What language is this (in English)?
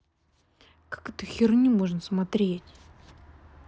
Russian